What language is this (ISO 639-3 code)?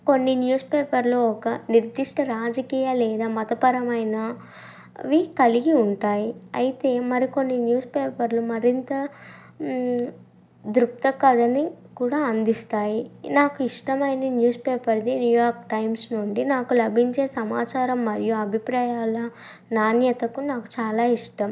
tel